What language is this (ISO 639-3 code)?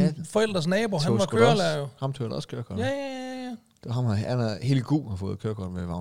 dan